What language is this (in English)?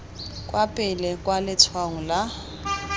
Tswana